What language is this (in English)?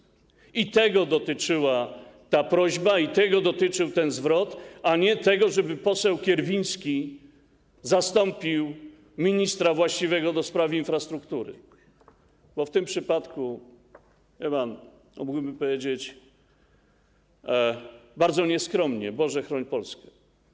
Polish